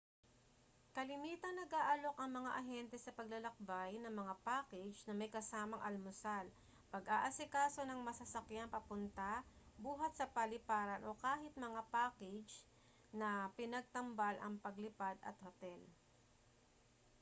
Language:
Filipino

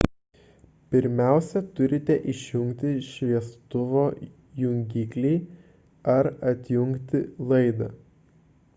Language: Lithuanian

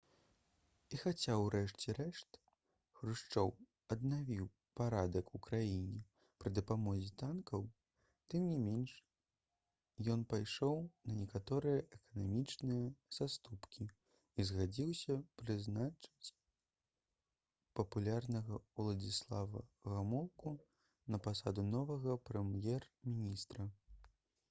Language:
Belarusian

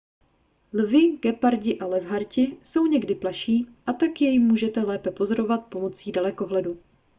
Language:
Czech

